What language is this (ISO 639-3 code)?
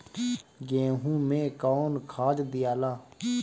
bho